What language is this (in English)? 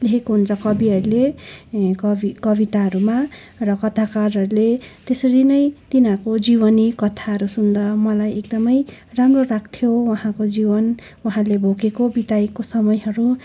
Nepali